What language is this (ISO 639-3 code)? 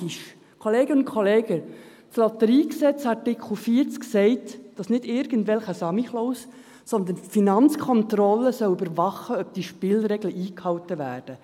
gsw